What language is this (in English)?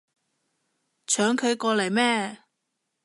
Cantonese